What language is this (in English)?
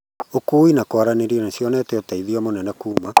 Kikuyu